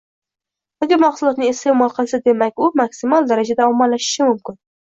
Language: Uzbek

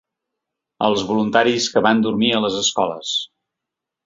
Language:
Catalan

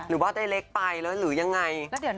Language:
Thai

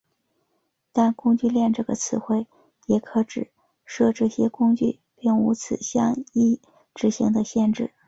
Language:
Chinese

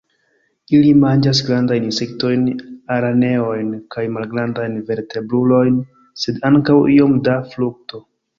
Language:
Esperanto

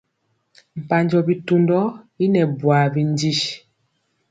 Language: Mpiemo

